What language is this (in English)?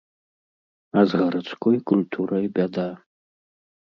Belarusian